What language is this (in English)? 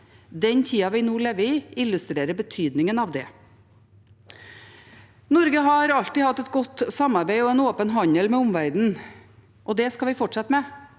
Norwegian